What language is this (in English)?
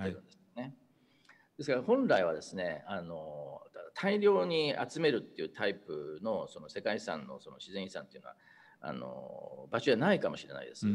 Japanese